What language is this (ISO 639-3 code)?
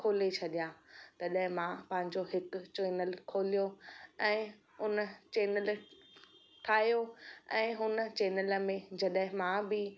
snd